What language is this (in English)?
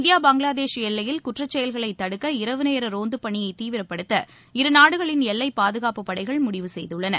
Tamil